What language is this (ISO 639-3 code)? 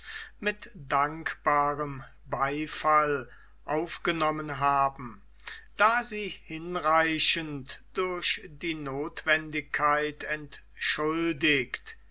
deu